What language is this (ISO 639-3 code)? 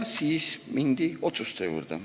est